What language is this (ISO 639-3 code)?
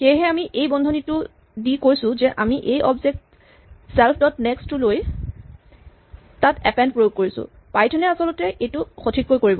asm